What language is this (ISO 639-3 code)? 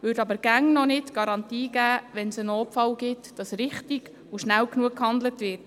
gsw